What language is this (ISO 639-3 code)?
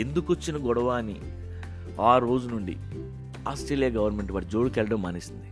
tel